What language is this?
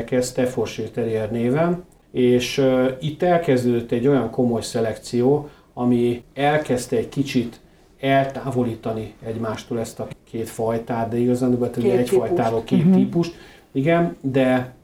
Hungarian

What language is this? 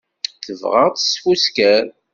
Kabyle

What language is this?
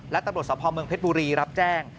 Thai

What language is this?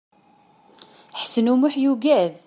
Kabyle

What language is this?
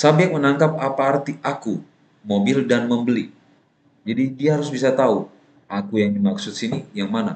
Indonesian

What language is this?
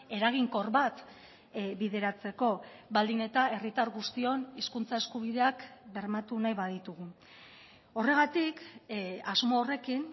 Basque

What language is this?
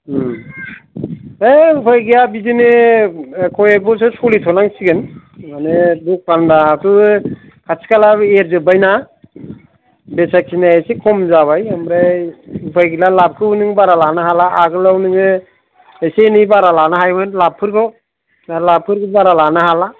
Bodo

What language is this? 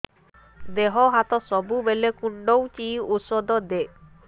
Odia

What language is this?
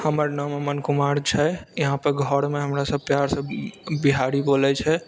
Maithili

